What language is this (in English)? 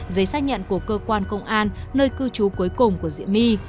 Vietnamese